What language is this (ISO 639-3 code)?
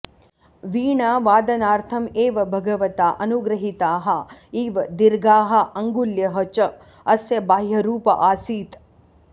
san